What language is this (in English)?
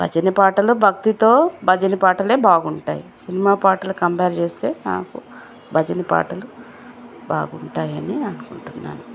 Telugu